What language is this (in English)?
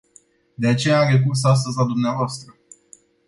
Romanian